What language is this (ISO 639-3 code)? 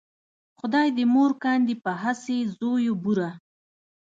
pus